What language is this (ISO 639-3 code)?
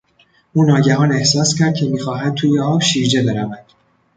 fas